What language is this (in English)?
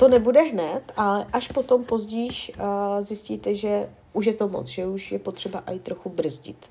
Czech